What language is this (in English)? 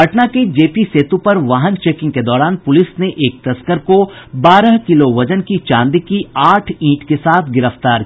Hindi